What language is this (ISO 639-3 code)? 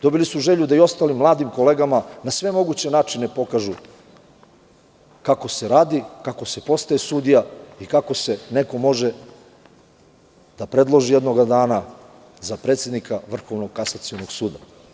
srp